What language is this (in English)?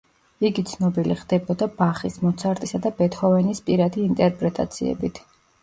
Georgian